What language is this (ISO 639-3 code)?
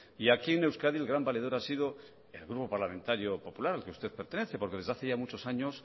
spa